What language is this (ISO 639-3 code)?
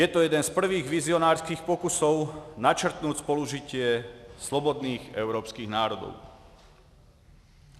ces